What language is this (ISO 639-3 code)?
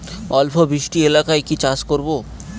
ben